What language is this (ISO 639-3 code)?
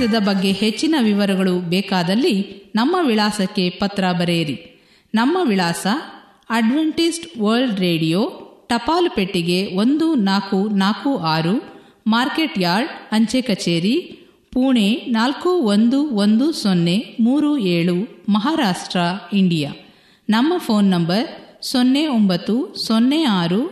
kan